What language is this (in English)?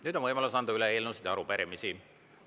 Estonian